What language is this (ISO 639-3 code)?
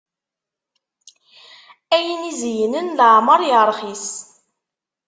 kab